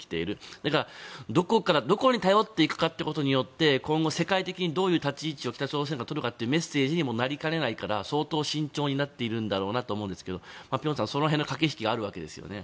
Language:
Japanese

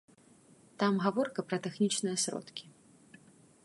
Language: Belarusian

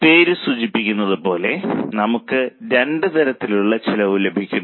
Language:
Malayalam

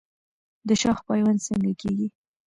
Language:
Pashto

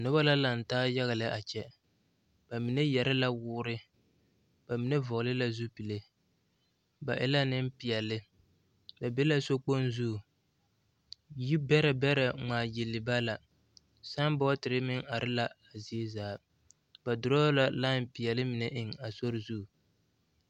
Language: Southern Dagaare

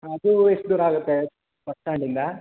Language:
Kannada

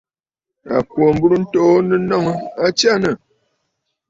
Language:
Bafut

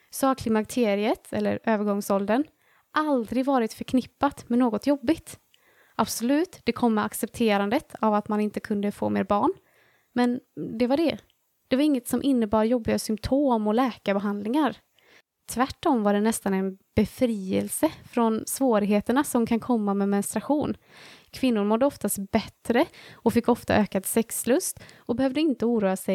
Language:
Swedish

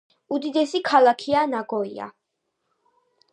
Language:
Georgian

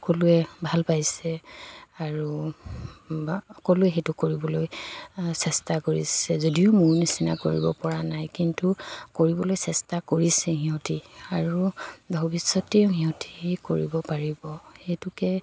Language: Assamese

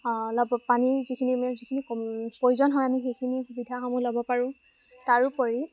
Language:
Assamese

